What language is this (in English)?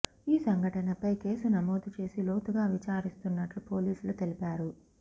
Telugu